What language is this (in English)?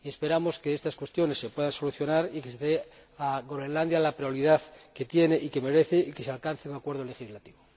Spanish